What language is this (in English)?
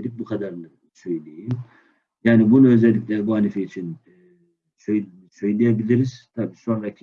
Turkish